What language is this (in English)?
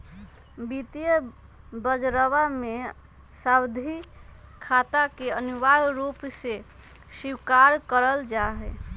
Magahi